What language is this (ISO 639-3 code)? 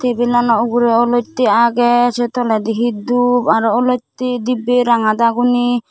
ccp